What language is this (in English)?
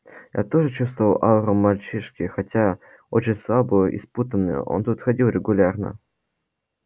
Russian